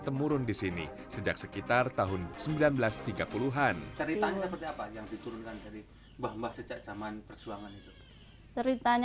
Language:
Indonesian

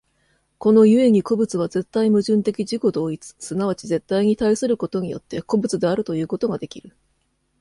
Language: Japanese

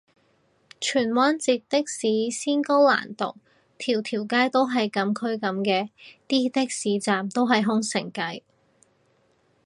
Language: Cantonese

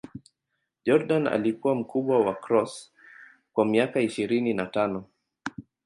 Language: Swahili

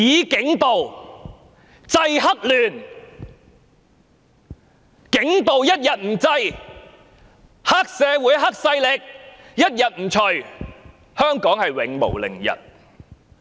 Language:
Cantonese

